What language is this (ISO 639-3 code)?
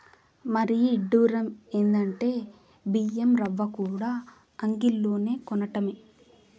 tel